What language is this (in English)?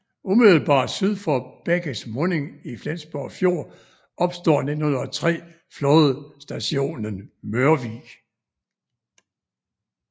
Danish